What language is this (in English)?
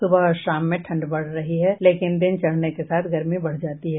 Hindi